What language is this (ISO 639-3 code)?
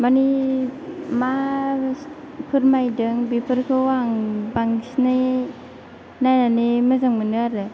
brx